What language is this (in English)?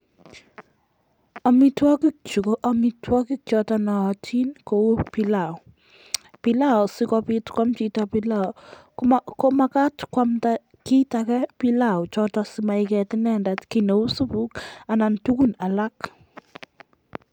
Kalenjin